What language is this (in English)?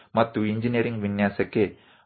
Gujarati